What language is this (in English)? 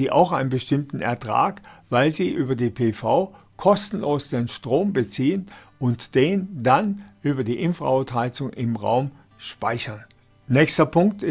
German